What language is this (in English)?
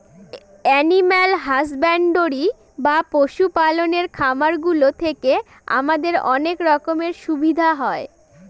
Bangla